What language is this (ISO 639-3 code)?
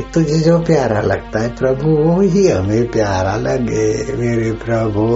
hin